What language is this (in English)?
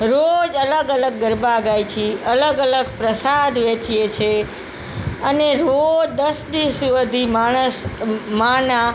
Gujarati